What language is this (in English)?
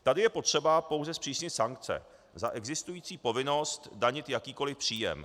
Czech